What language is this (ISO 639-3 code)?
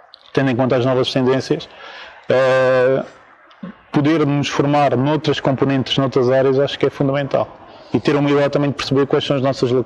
por